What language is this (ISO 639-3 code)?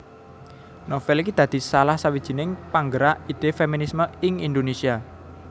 jav